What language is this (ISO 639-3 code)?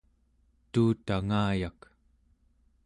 esu